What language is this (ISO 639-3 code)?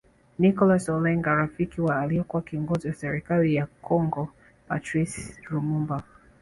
swa